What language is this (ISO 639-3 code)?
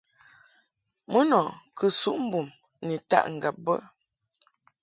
mhk